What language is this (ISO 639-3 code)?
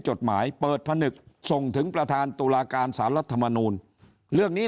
tha